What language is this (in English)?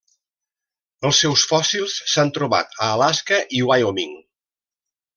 Catalan